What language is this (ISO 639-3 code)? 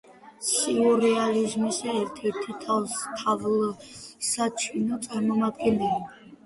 kat